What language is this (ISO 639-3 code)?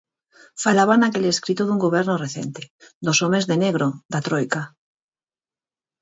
glg